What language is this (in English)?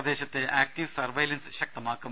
Malayalam